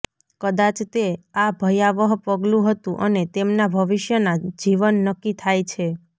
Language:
Gujarati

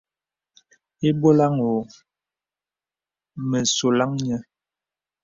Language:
Bebele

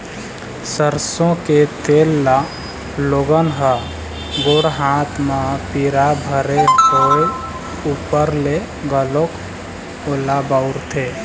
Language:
Chhattisgarhi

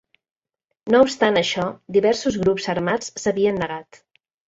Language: Catalan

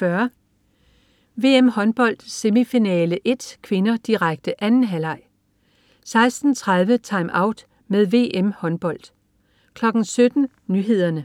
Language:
Danish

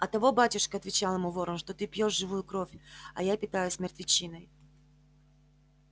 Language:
Russian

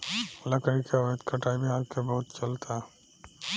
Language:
Bhojpuri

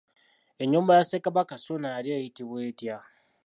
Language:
Ganda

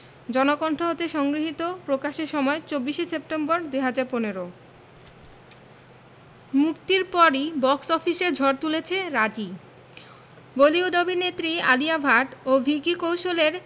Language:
Bangla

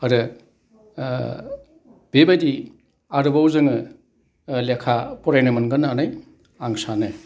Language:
Bodo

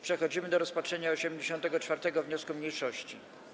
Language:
Polish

